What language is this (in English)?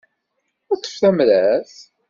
Kabyle